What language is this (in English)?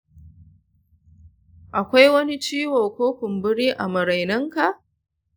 Hausa